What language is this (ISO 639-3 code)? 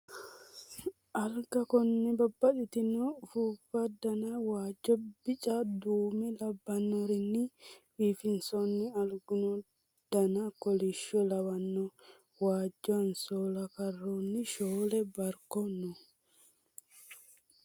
sid